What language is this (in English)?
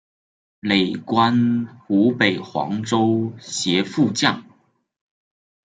Chinese